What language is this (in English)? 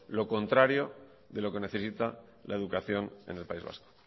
Spanish